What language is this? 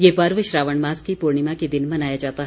Hindi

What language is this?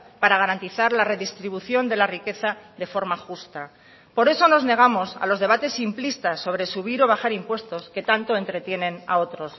Spanish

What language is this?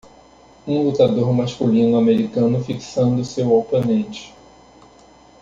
Portuguese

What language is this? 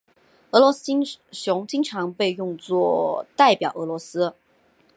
Chinese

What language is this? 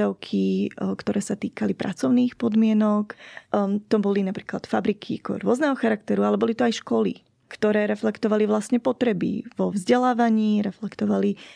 Slovak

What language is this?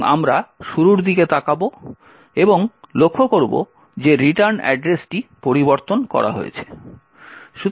Bangla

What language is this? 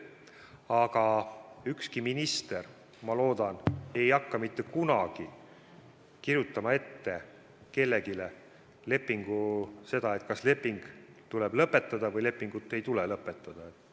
Estonian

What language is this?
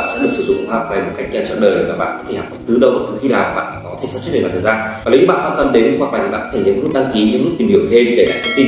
Vietnamese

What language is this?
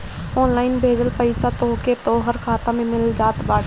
Bhojpuri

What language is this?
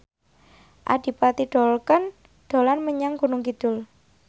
Javanese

